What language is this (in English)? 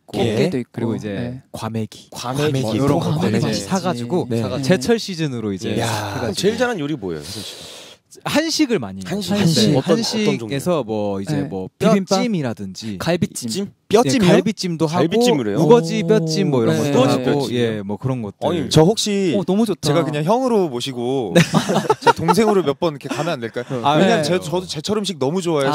Korean